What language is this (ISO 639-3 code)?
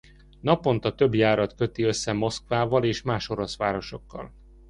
hun